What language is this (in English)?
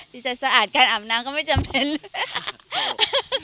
Thai